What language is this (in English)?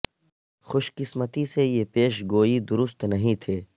Urdu